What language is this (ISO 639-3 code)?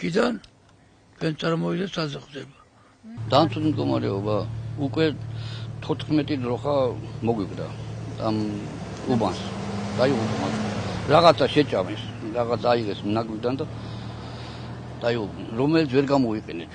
fas